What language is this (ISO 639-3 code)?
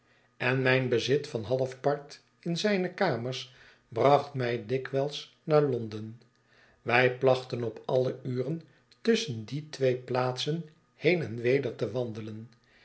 nld